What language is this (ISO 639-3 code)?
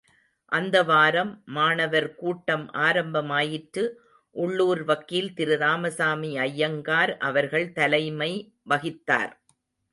tam